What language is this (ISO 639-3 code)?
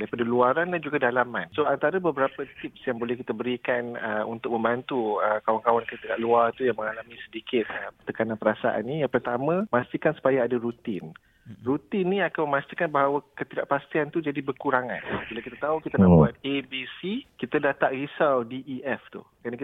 msa